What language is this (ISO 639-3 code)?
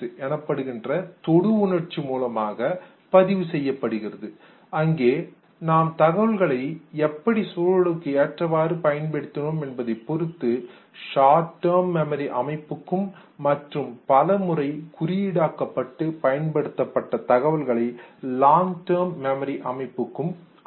tam